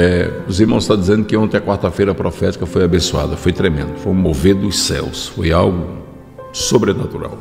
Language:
Portuguese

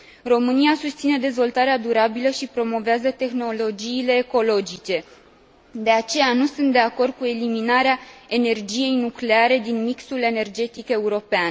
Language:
Romanian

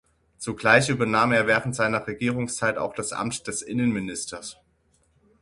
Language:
German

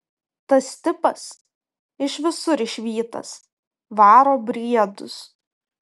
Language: Lithuanian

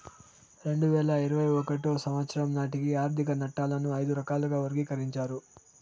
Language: Telugu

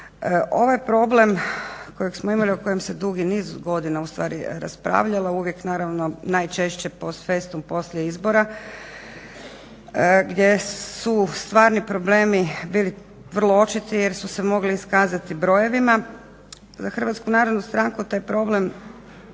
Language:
Croatian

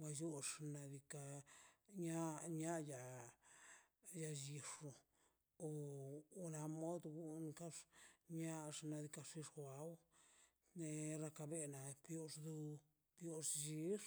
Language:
Mazaltepec Zapotec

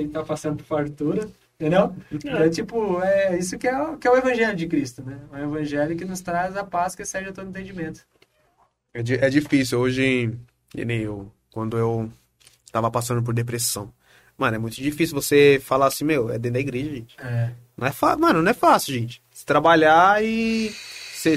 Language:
Portuguese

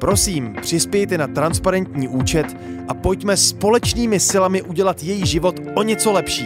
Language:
Czech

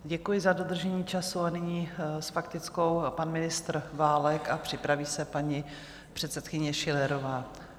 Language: Czech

